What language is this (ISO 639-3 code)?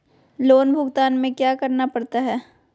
mag